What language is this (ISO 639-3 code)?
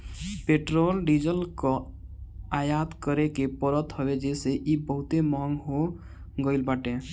bho